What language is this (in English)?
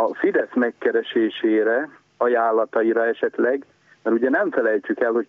Hungarian